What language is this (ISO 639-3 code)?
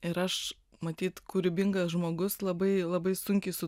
lit